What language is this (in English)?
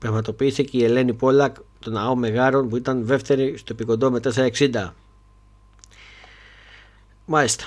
Greek